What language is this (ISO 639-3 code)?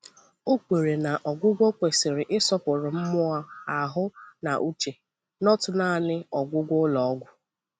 ibo